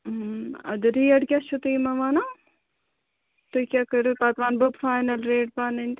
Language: Kashmiri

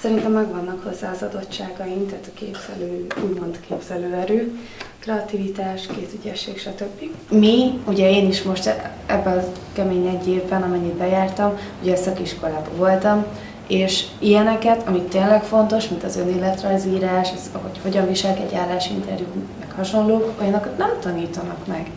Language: Hungarian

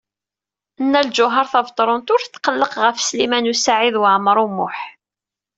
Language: Kabyle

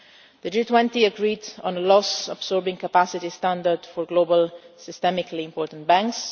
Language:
English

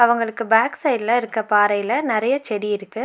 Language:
Tamil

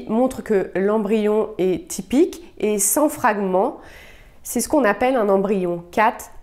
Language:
French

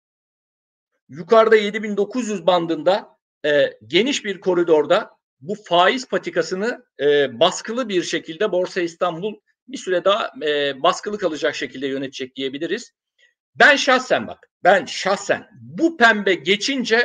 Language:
Turkish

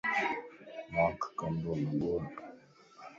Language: Lasi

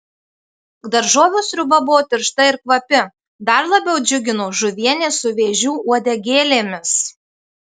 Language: Lithuanian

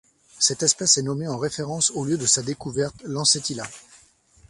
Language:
French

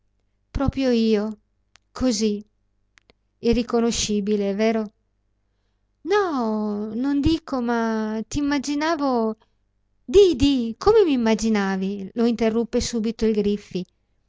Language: Italian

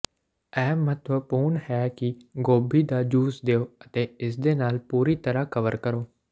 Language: Punjabi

